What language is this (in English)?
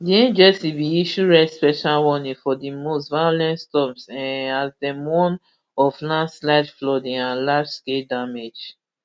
Nigerian Pidgin